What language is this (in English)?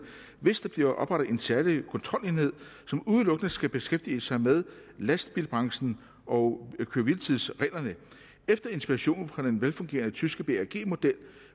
Danish